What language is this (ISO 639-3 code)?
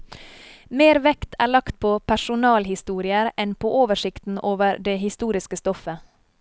nor